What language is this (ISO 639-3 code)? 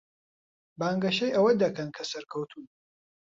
ckb